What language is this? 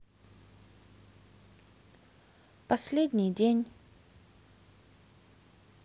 Russian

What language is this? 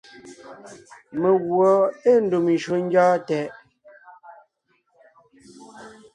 Ngiemboon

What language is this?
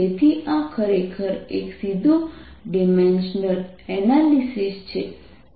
Gujarati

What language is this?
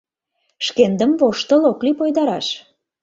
Mari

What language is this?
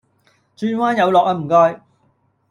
Cantonese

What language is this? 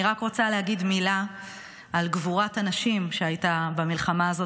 Hebrew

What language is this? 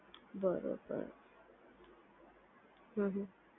Gujarati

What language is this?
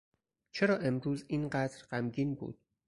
Persian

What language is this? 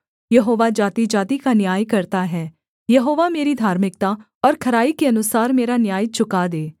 Hindi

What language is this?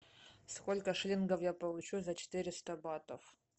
Russian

